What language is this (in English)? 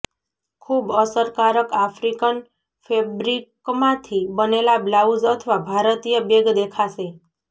Gujarati